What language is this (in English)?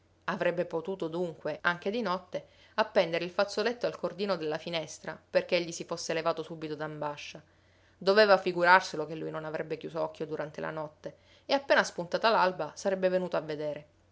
Italian